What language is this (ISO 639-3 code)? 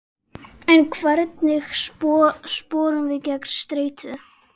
isl